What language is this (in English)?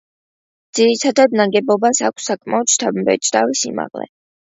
Georgian